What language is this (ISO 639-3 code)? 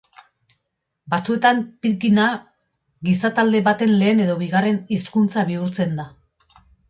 eus